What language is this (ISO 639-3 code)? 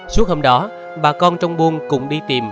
vie